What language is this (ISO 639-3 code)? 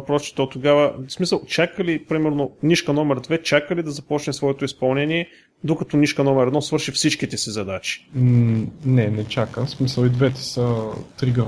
bul